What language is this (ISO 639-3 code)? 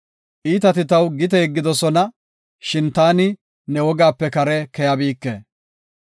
gof